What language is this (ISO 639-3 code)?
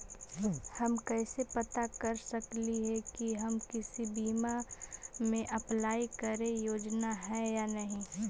mag